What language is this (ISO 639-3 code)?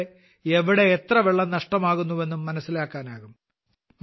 mal